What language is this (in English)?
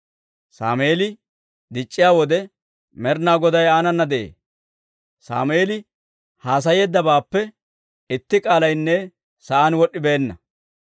Dawro